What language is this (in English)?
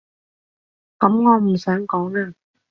Cantonese